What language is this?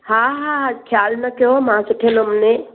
Sindhi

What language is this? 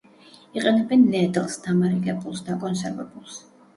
Georgian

